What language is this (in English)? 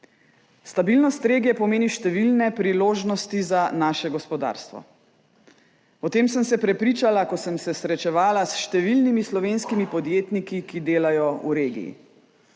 Slovenian